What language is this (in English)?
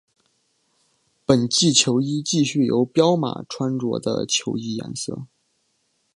Chinese